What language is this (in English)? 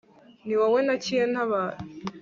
Kinyarwanda